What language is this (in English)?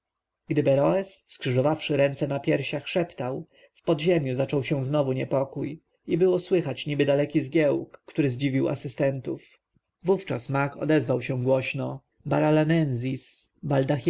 Polish